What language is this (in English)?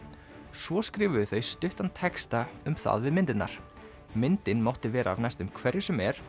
Icelandic